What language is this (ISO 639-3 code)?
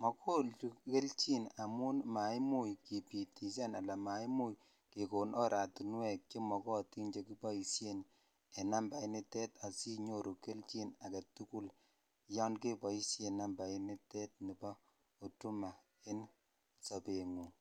kln